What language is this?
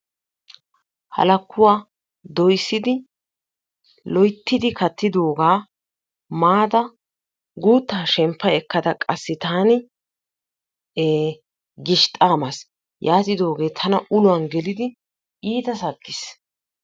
Wolaytta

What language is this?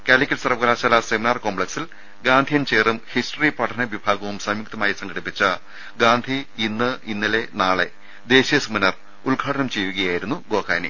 Malayalam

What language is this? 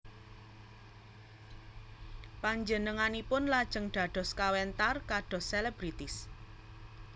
Javanese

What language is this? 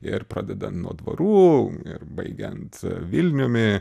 Lithuanian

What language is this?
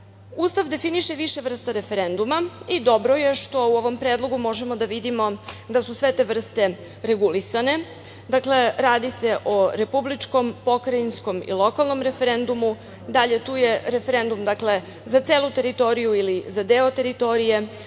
Serbian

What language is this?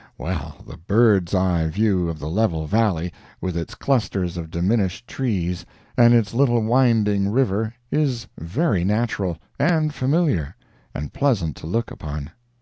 English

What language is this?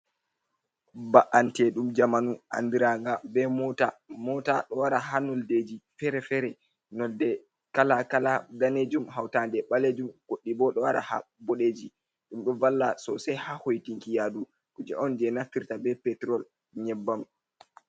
Fula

